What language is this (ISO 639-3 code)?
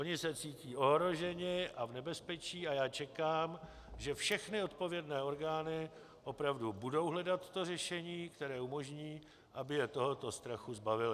ces